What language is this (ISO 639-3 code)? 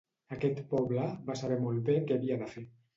cat